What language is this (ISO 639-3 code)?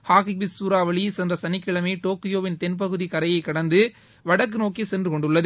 tam